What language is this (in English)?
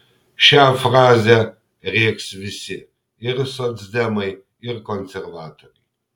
Lithuanian